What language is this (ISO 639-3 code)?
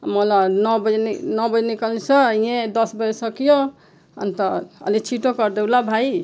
nep